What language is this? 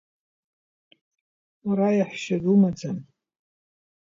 Abkhazian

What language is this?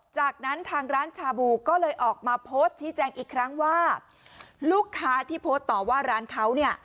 Thai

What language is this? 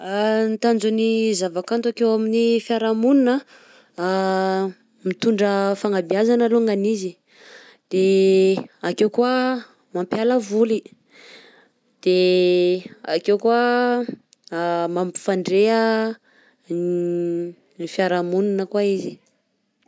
Southern Betsimisaraka Malagasy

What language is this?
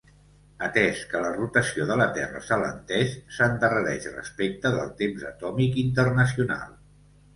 Catalan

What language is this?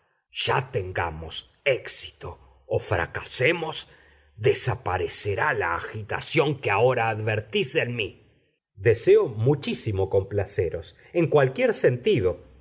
Spanish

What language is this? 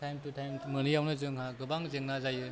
Bodo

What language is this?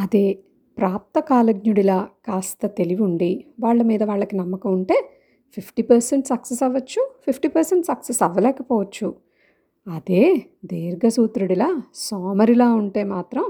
Telugu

